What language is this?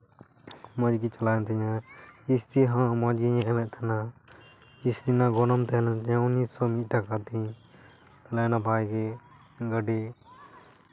Santali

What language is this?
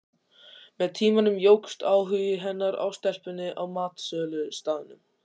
Icelandic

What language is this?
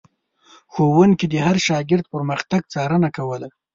Pashto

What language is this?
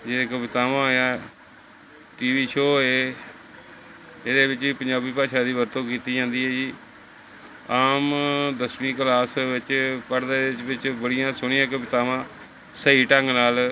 Punjabi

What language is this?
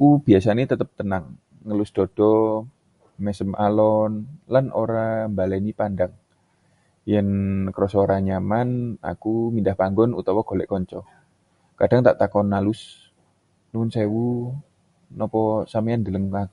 Javanese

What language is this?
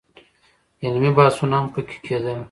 Pashto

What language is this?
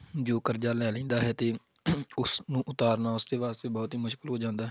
Punjabi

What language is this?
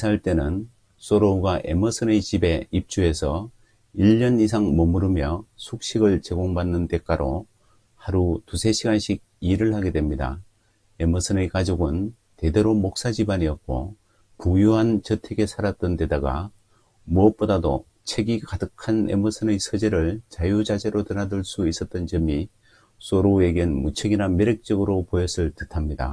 Korean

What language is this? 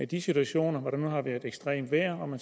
Danish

